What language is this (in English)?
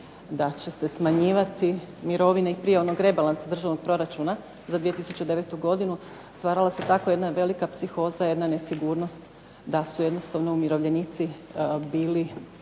Croatian